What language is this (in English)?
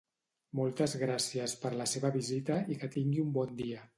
Catalan